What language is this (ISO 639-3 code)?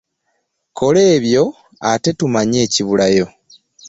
lug